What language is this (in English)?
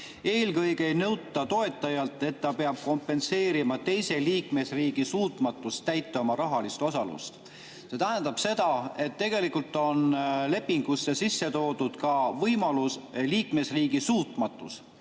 Estonian